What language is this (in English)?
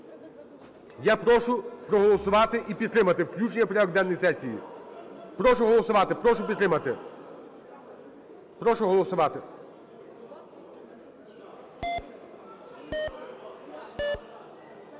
Ukrainian